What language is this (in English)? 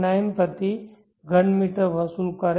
Gujarati